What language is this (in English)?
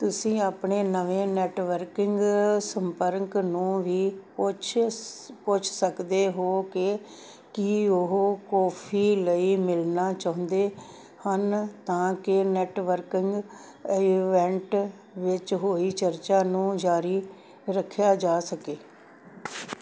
Punjabi